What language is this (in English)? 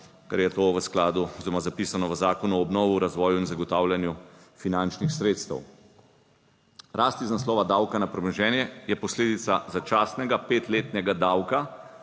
Slovenian